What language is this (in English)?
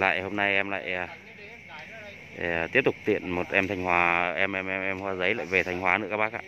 Vietnamese